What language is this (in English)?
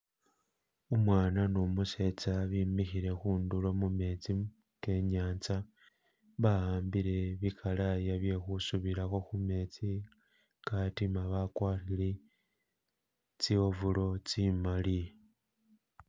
Masaaba